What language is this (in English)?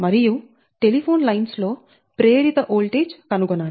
Telugu